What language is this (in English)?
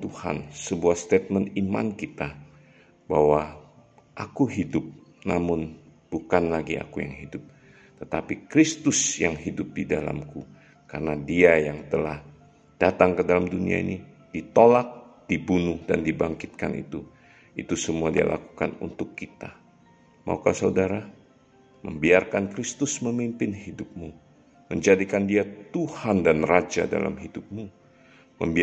Indonesian